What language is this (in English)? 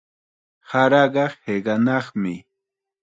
Chiquián Ancash Quechua